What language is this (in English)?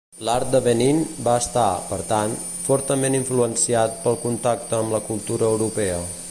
Catalan